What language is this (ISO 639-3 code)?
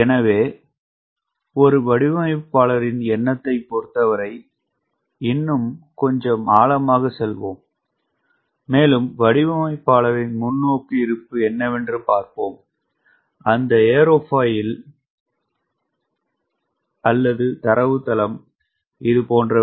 tam